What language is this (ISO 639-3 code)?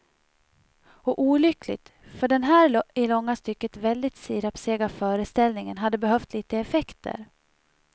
swe